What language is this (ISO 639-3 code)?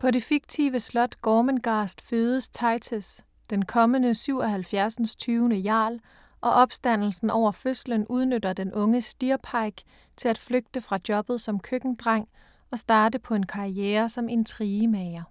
dan